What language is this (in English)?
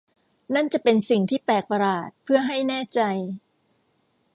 Thai